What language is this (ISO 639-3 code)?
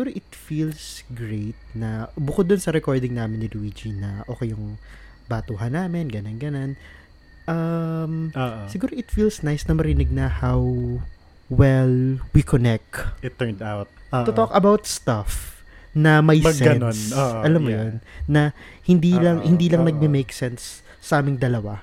fil